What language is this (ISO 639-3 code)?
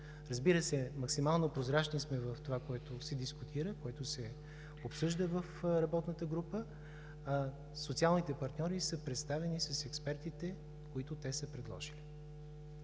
bul